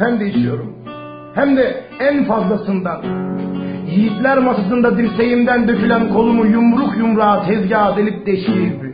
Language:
Turkish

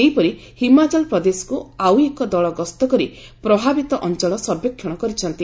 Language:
Odia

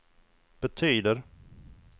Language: Swedish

